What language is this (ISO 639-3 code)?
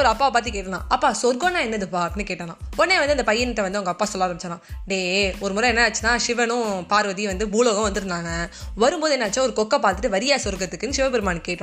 tam